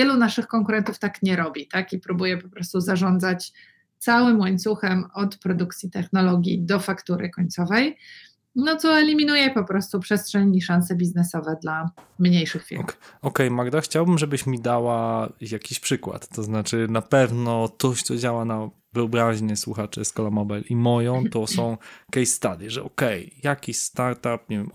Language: Polish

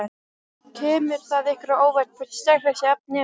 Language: Icelandic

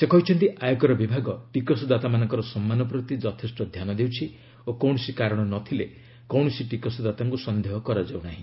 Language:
Odia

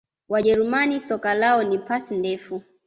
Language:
Swahili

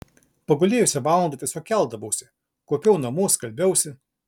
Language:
Lithuanian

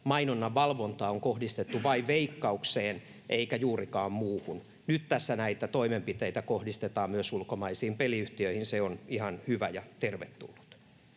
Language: Finnish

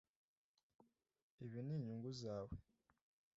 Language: Kinyarwanda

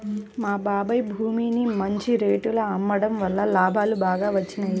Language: Telugu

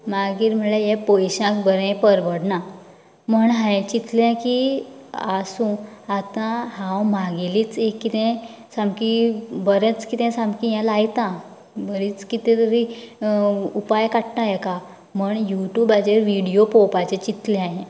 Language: Konkani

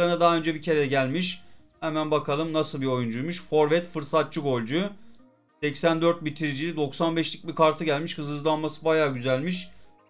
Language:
Turkish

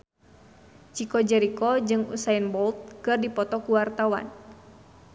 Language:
Sundanese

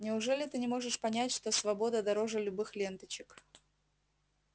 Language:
Russian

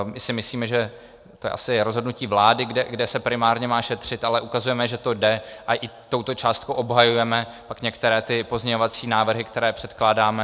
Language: Czech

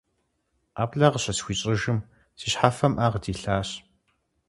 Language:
Kabardian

